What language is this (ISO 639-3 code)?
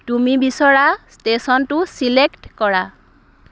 asm